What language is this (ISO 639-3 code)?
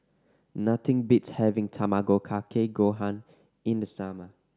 eng